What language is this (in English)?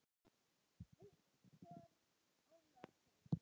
Icelandic